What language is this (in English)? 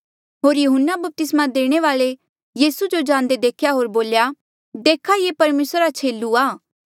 Mandeali